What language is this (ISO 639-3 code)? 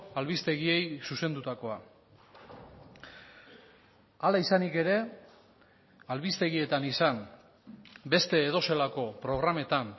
eus